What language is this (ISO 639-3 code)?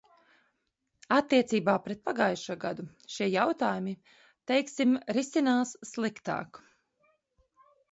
lav